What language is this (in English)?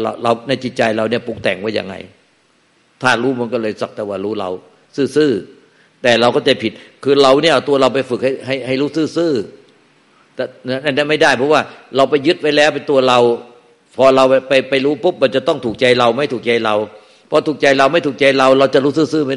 Thai